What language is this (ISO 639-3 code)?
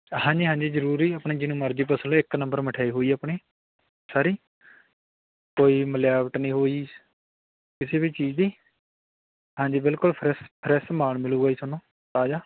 pan